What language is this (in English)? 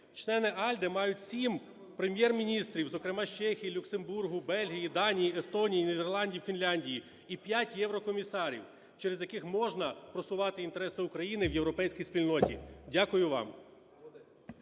Ukrainian